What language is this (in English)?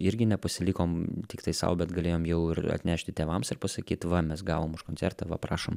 Lithuanian